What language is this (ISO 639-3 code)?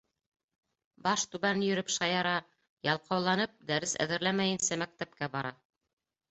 bak